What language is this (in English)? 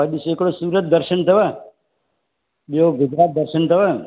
Sindhi